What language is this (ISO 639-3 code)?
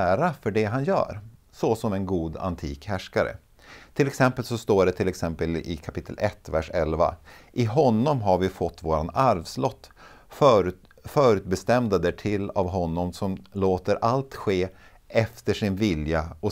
swe